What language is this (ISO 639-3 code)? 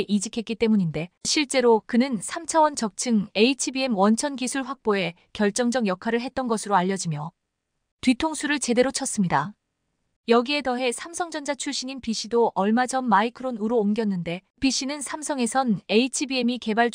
kor